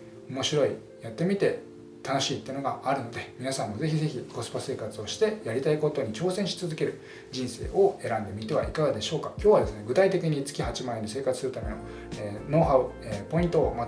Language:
Japanese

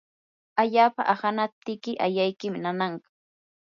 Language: Yanahuanca Pasco Quechua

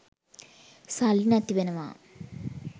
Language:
Sinhala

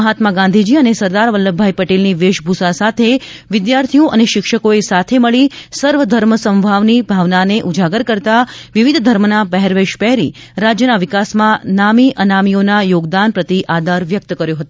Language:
Gujarati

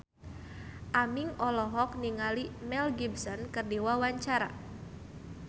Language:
Sundanese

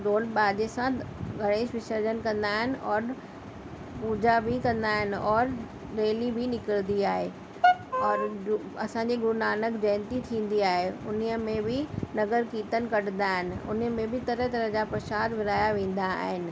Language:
Sindhi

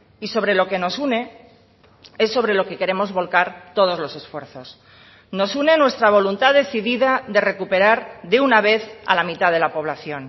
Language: Spanish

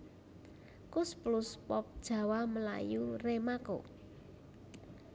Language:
Javanese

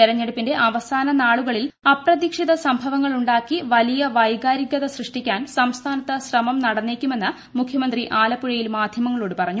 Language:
Malayalam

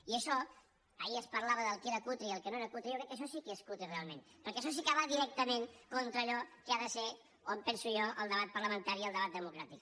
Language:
Catalan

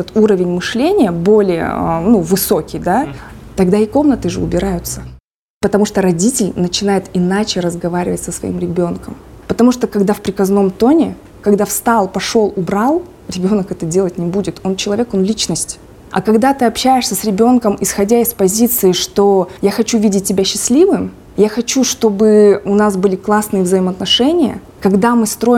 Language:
Russian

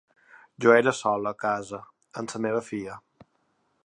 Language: Catalan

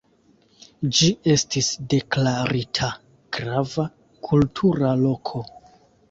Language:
Esperanto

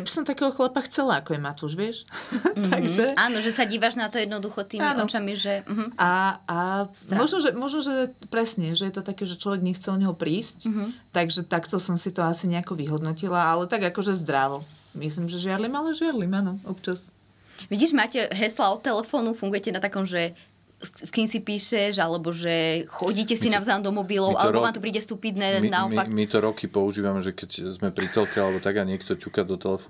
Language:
Slovak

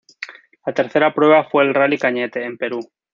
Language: Spanish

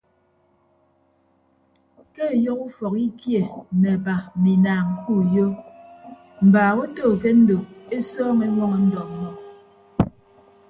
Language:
Ibibio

